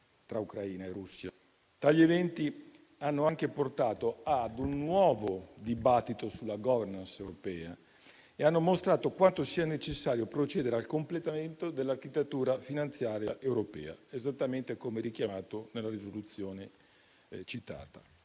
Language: Italian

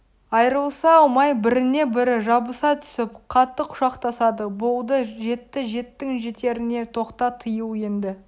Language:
Kazakh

